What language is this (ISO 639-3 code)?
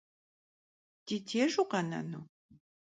kbd